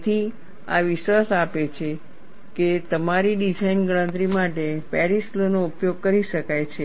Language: Gujarati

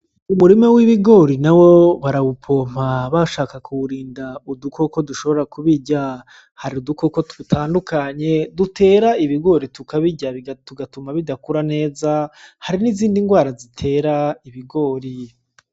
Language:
Rundi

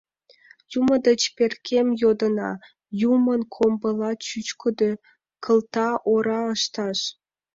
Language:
Mari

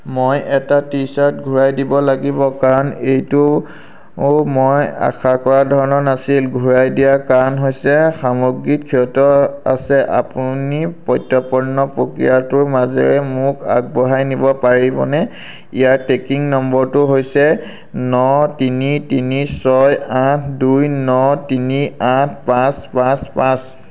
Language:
Assamese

